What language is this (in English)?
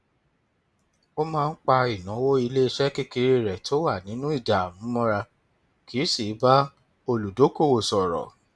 Yoruba